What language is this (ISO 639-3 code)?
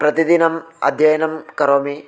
san